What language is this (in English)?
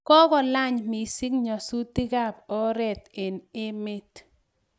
Kalenjin